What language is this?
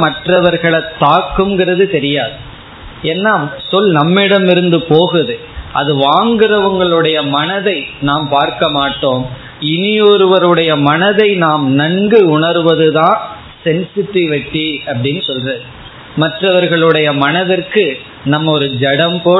Tamil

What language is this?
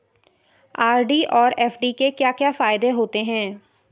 Hindi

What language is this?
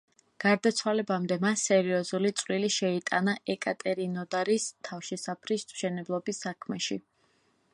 Georgian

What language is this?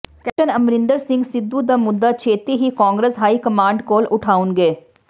Punjabi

